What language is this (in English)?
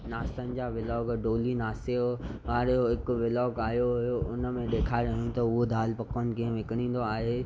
Sindhi